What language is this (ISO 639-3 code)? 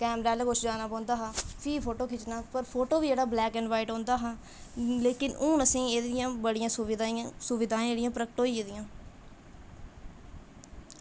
doi